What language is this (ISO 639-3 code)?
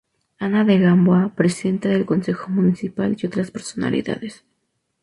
spa